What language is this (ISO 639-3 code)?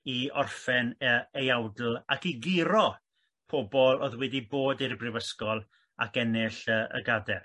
cym